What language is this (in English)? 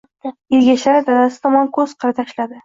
Uzbek